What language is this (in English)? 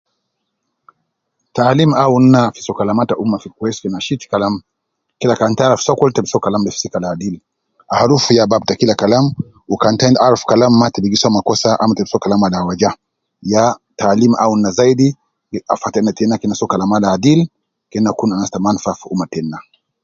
Nubi